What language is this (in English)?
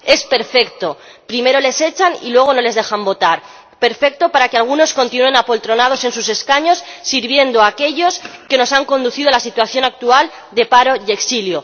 Spanish